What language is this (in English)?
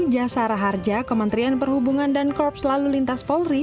Indonesian